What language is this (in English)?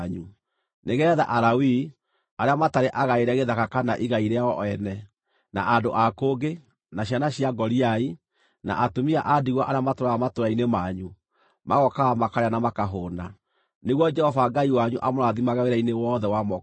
Kikuyu